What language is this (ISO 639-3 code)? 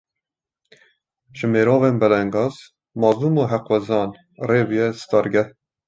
kur